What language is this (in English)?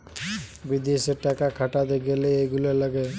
Bangla